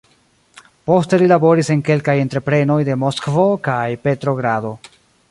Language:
Esperanto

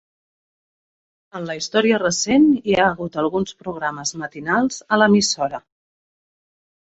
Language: Catalan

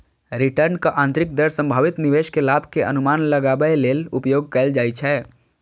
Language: Maithili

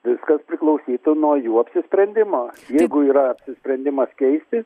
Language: Lithuanian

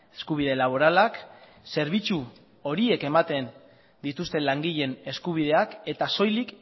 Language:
Basque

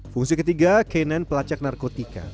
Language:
Indonesian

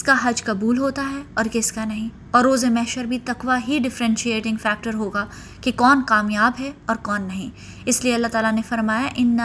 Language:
Urdu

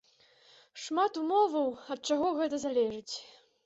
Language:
Belarusian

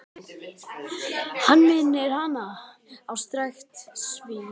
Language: Icelandic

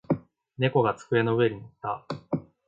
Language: Japanese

